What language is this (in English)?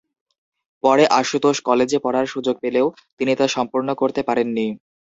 Bangla